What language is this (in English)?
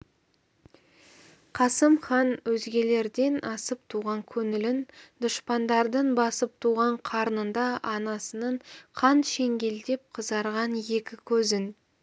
Kazakh